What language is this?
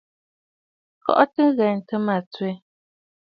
Bafut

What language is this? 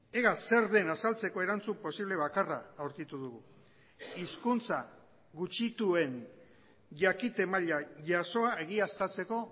Basque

